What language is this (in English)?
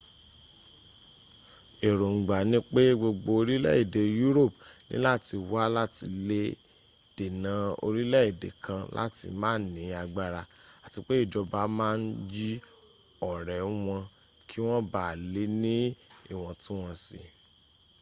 Yoruba